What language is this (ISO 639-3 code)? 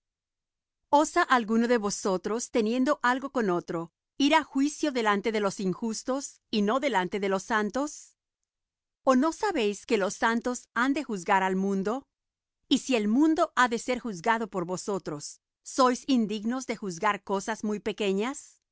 spa